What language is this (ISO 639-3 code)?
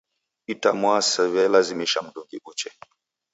dav